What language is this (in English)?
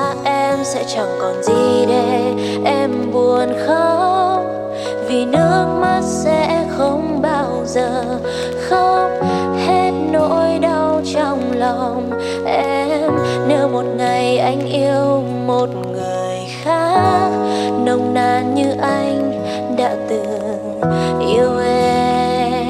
Vietnamese